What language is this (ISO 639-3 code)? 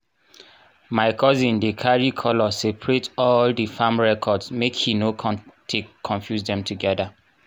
pcm